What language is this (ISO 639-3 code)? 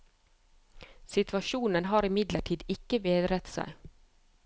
nor